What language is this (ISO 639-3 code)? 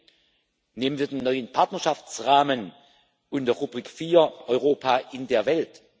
deu